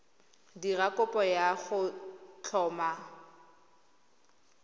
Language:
Tswana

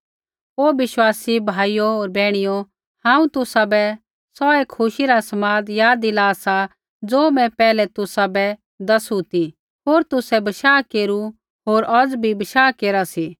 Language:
Kullu Pahari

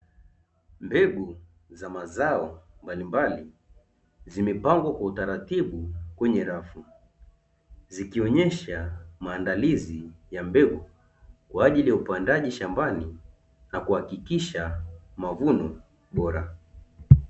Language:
Swahili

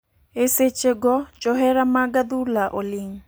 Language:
Luo (Kenya and Tanzania)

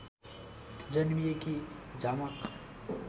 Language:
Nepali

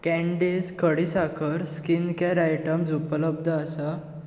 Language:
Konkani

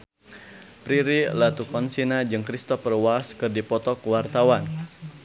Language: Sundanese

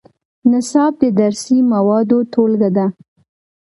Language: Pashto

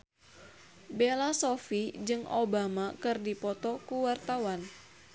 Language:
Sundanese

